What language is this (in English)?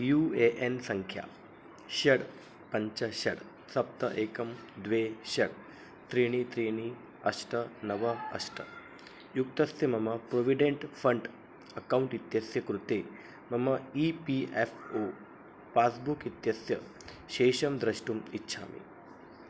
Sanskrit